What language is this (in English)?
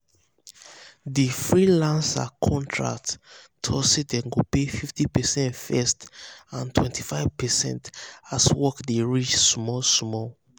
Nigerian Pidgin